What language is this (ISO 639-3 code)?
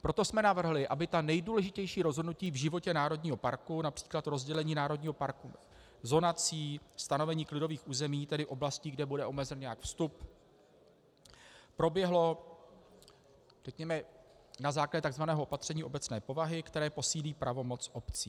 ces